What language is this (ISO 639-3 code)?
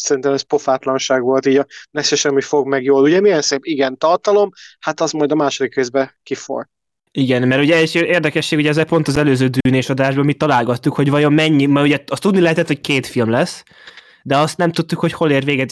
hun